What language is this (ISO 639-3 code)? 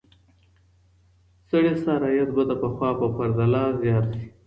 pus